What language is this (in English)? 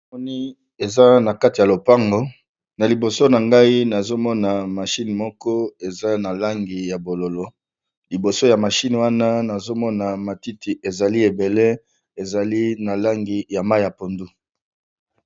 Lingala